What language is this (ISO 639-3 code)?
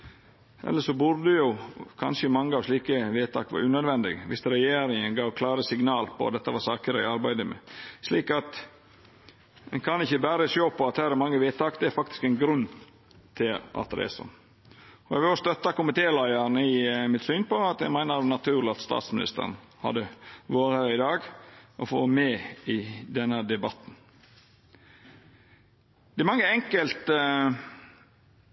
nno